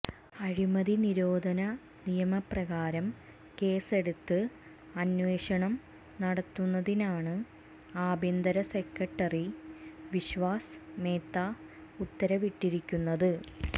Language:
Malayalam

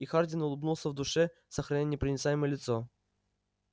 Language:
Russian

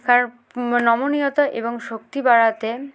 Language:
Bangla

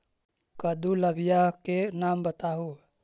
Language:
Magahi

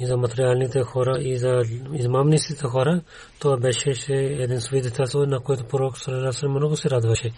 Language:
Bulgarian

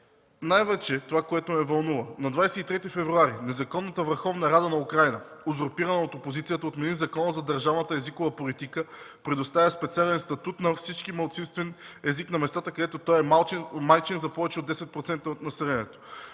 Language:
Bulgarian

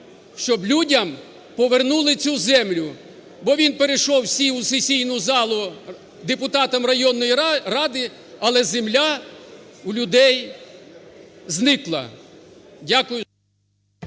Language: Ukrainian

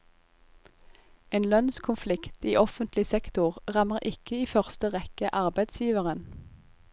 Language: Norwegian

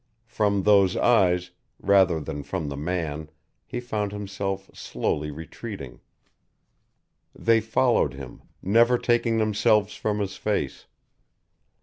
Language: English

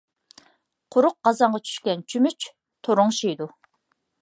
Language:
Uyghur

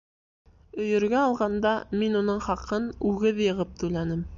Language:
Bashkir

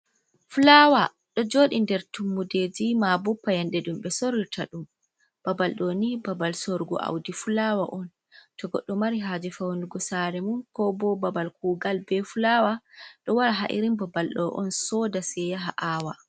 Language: Fula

